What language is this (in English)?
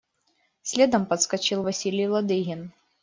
Russian